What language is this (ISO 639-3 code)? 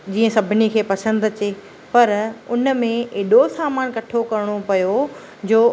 snd